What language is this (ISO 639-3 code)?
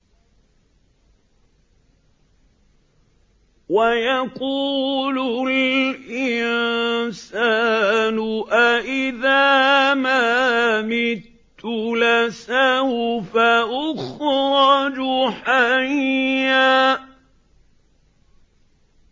ara